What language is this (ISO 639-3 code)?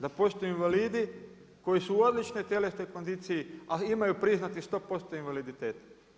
hrv